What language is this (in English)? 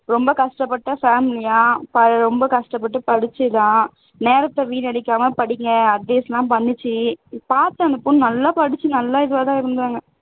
Tamil